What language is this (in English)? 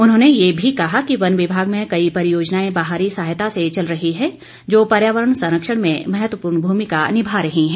Hindi